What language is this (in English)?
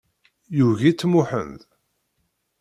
Kabyle